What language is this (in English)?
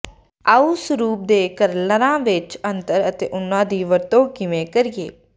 Punjabi